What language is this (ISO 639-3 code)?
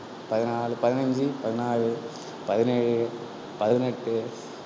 tam